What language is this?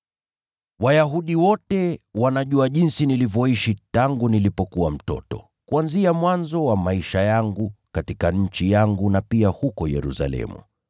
Swahili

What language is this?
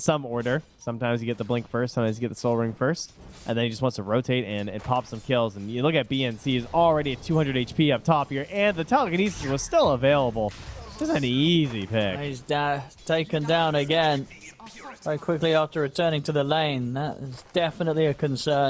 English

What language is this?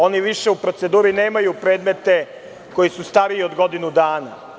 Serbian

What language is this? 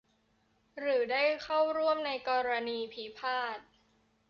Thai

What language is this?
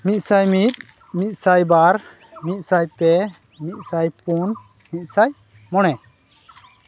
Santali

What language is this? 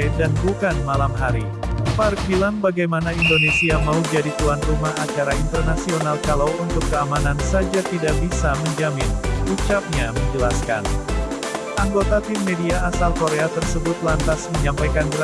Indonesian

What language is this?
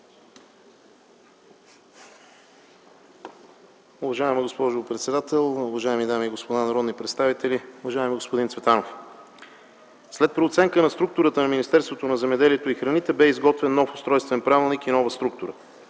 Bulgarian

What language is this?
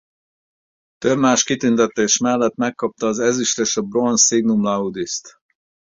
Hungarian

